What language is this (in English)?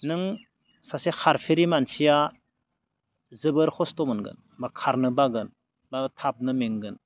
Bodo